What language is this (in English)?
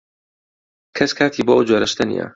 Central Kurdish